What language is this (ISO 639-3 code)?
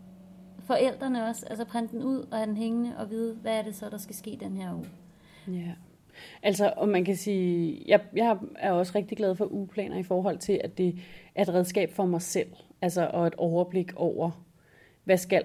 dan